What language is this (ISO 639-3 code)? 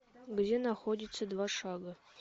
rus